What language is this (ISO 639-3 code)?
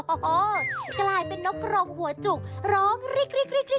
tha